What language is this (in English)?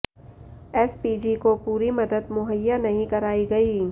Hindi